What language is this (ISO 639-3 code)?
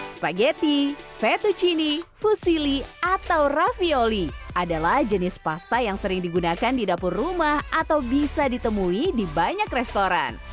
ind